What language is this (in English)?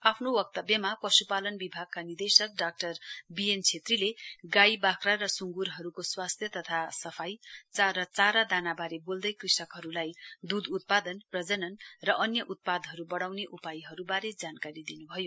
Nepali